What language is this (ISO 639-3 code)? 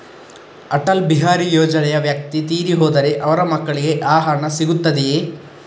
kan